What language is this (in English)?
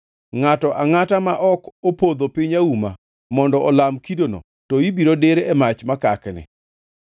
Luo (Kenya and Tanzania)